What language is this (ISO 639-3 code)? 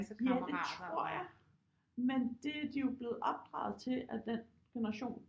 dan